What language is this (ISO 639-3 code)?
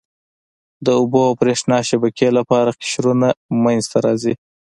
pus